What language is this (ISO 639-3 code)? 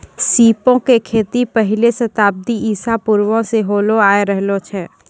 mai